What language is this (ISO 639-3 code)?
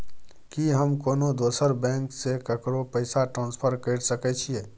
mai